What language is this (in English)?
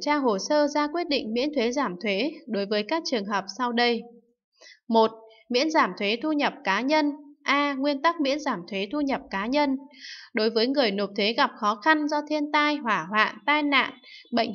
Vietnamese